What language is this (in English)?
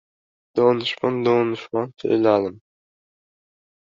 Uzbek